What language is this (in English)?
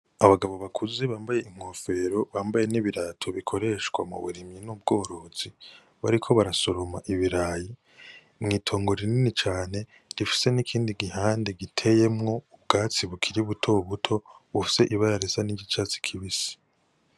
Rundi